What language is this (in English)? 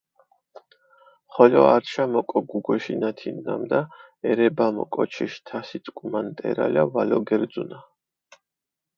Mingrelian